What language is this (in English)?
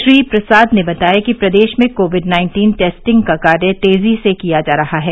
Hindi